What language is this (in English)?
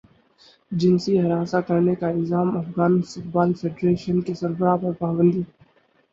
Urdu